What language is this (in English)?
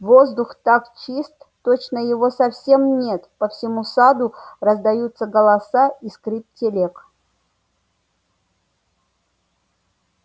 Russian